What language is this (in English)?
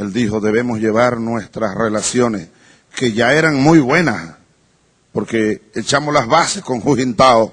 Spanish